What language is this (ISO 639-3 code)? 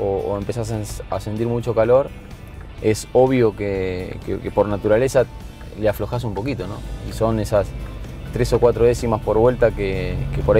spa